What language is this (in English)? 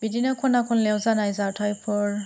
Bodo